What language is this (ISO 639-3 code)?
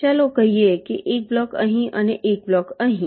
guj